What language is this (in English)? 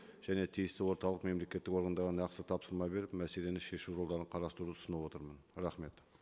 Kazakh